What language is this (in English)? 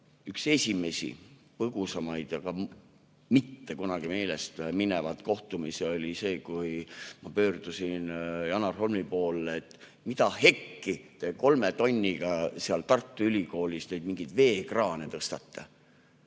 Estonian